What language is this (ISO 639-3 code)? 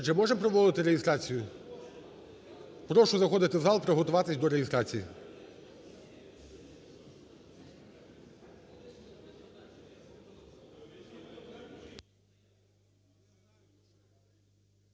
ukr